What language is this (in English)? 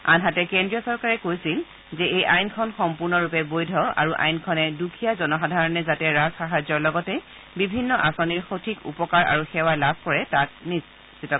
Assamese